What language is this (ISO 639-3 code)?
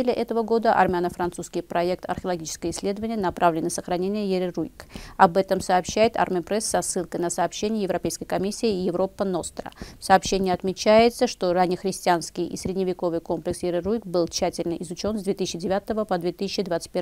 rus